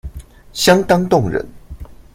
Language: Chinese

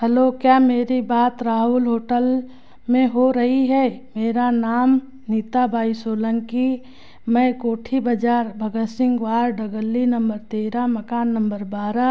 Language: Hindi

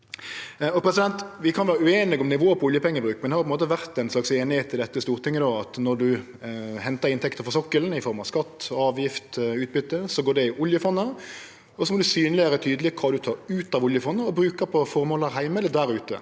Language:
Norwegian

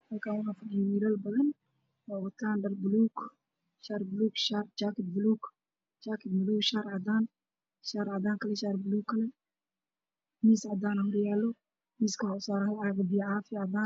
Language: Somali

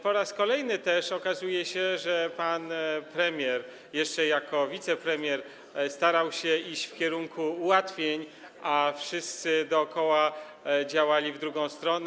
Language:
Polish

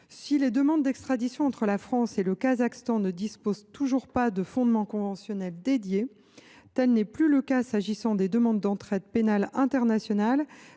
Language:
French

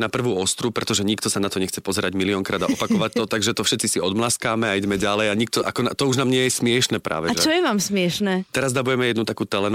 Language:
Slovak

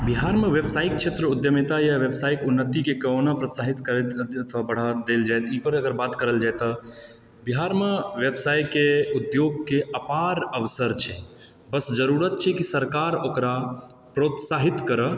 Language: Maithili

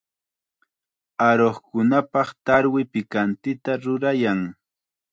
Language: Chiquián Ancash Quechua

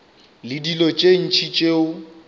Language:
Northern Sotho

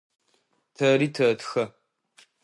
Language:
Adyghe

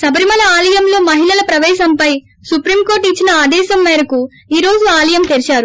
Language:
Telugu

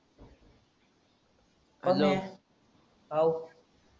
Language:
Marathi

